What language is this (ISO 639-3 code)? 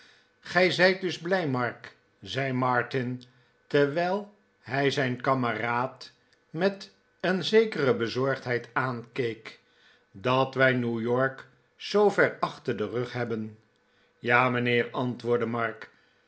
nld